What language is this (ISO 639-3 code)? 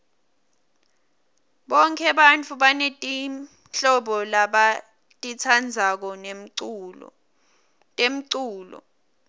ssw